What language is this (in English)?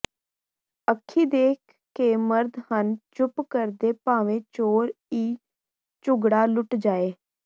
Punjabi